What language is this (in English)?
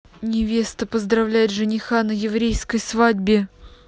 Russian